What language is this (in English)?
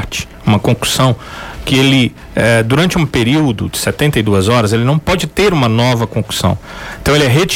Portuguese